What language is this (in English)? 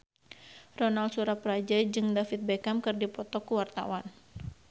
Sundanese